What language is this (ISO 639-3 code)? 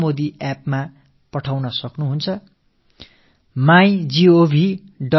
tam